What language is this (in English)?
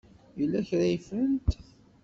Kabyle